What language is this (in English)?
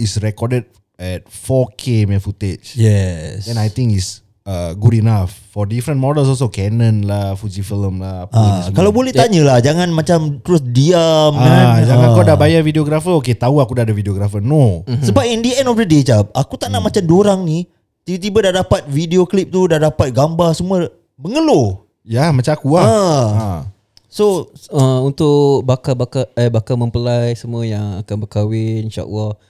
Malay